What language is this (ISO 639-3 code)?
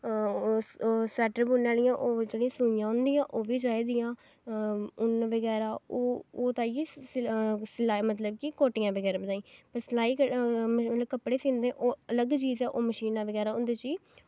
doi